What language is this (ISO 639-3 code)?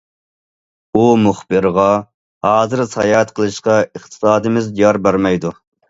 uig